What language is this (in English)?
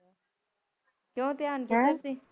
Punjabi